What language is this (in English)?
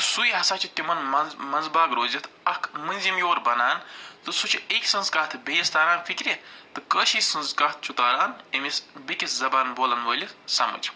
Kashmiri